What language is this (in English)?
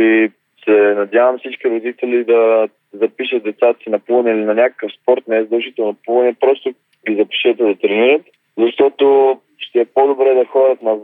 Bulgarian